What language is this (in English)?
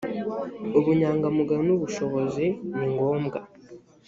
Kinyarwanda